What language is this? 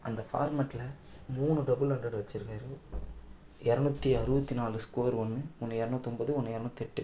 Tamil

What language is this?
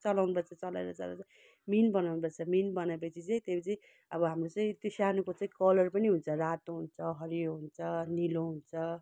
Nepali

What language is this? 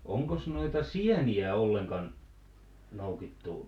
Finnish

